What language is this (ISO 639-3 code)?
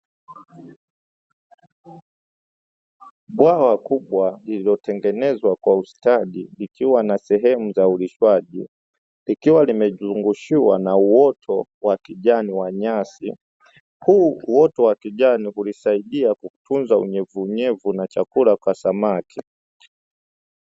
swa